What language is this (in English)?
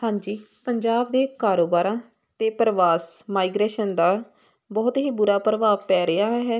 Punjabi